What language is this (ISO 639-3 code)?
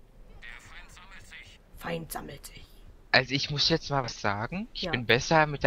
deu